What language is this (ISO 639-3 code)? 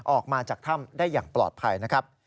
tha